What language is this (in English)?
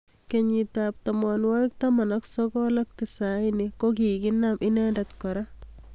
Kalenjin